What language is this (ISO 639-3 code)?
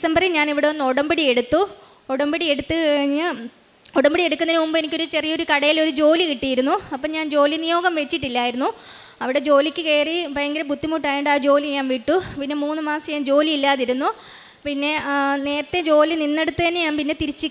mal